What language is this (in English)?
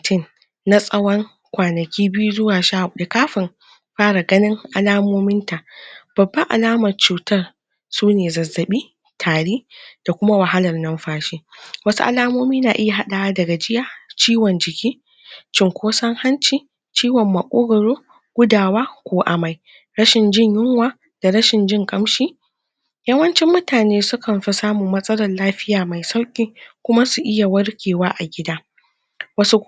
Hausa